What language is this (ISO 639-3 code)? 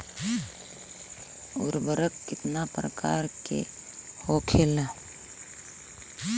bho